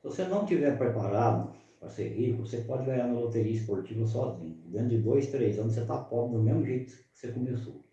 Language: Portuguese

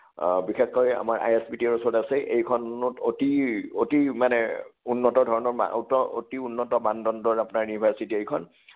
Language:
Assamese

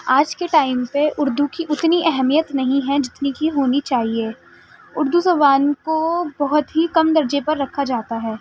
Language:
Urdu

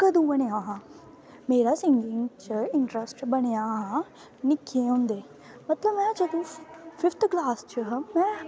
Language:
Dogri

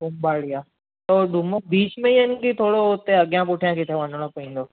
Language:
Sindhi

